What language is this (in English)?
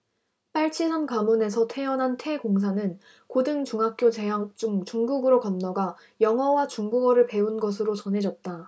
Korean